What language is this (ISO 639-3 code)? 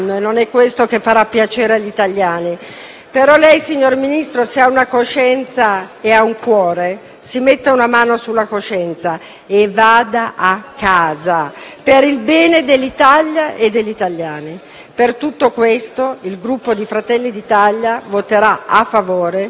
ita